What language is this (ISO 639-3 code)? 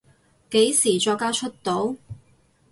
yue